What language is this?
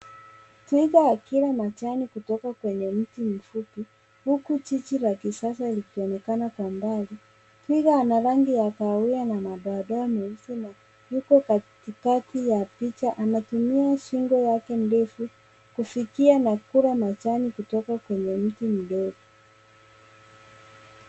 Swahili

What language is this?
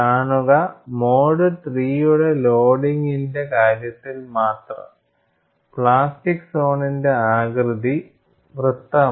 Malayalam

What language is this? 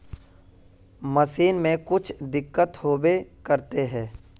Magahi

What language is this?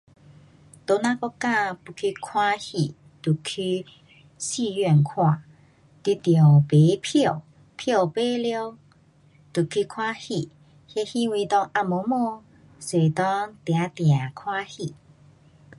Pu-Xian Chinese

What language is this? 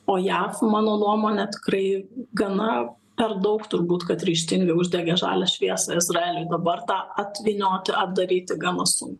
Lithuanian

